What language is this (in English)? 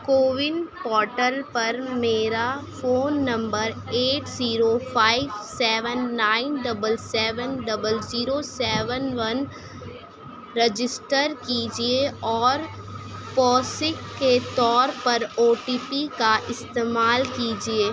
Urdu